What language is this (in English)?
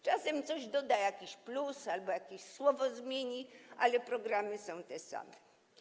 Polish